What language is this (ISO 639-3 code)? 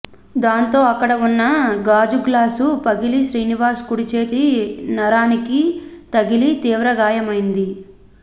tel